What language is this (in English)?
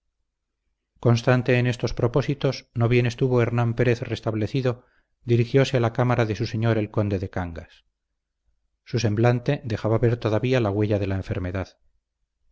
Spanish